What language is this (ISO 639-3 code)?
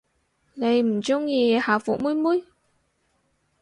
yue